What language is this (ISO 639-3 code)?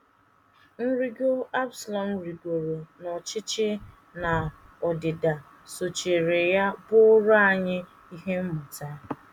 ibo